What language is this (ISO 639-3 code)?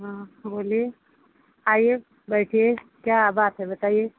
hin